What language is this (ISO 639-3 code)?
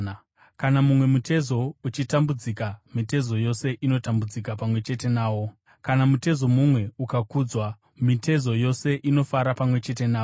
sna